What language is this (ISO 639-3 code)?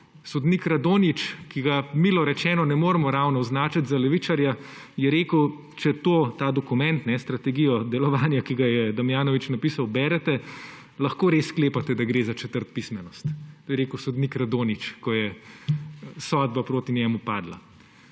slv